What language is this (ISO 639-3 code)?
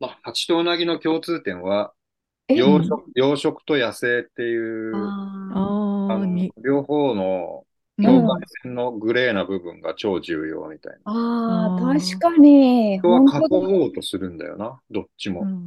jpn